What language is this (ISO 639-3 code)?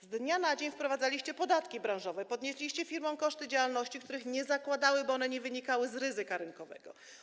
pol